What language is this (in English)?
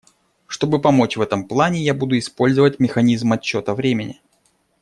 Russian